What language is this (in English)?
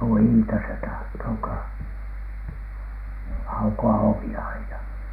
Finnish